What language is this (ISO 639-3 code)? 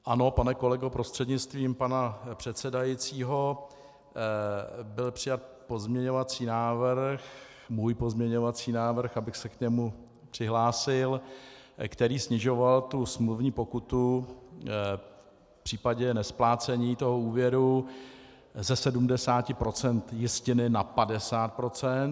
ces